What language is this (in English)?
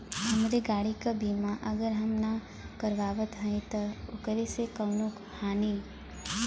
Bhojpuri